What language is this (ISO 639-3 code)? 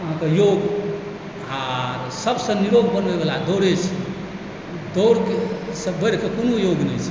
mai